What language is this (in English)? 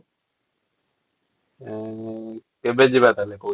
Odia